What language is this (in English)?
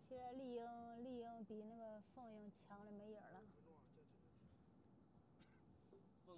Chinese